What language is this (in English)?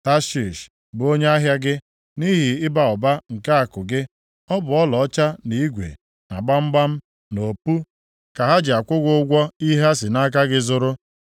Igbo